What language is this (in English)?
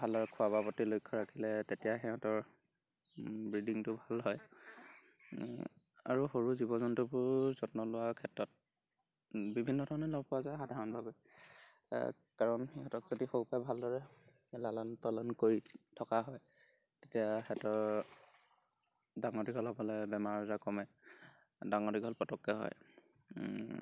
Assamese